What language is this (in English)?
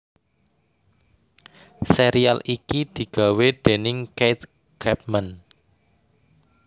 Javanese